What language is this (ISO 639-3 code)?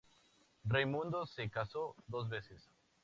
spa